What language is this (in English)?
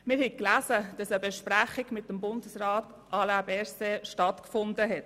Swiss German